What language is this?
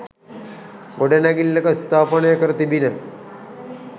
Sinhala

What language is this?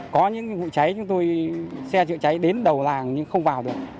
Vietnamese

